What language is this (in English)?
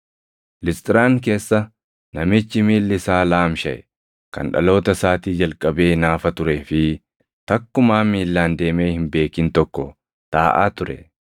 Oromo